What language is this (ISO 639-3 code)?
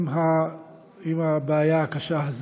heb